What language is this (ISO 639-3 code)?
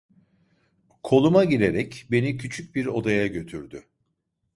tur